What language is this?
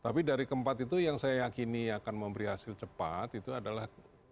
Indonesian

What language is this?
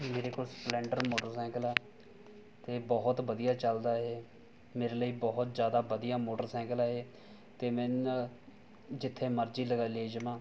Punjabi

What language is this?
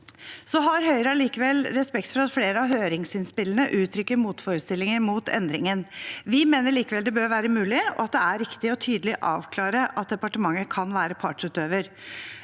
Norwegian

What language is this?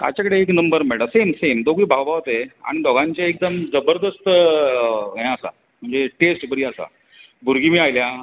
Konkani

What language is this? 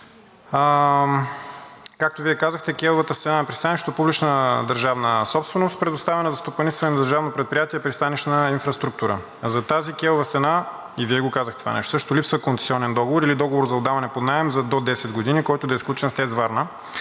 Bulgarian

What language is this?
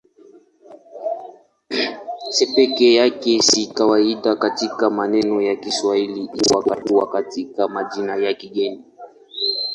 Swahili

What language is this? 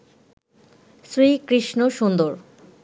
Bangla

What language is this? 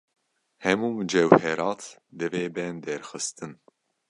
Kurdish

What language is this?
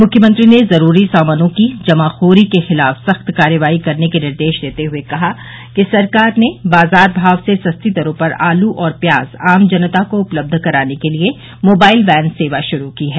Hindi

